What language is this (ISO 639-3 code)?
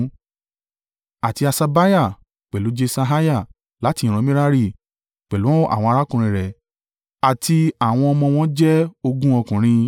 yor